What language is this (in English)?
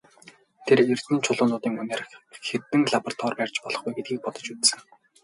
Mongolian